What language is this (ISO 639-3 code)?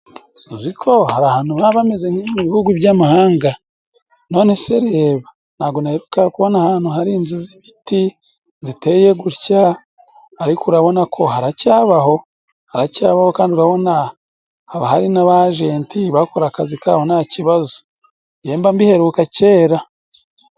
kin